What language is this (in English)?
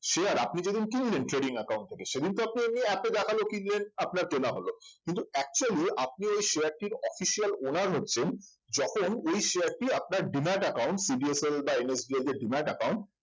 Bangla